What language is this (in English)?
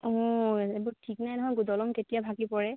Assamese